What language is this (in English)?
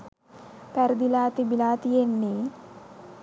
Sinhala